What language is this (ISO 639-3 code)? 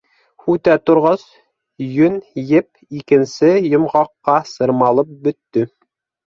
bak